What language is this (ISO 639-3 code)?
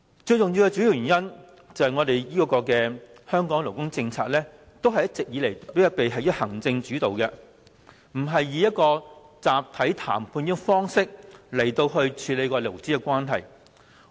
yue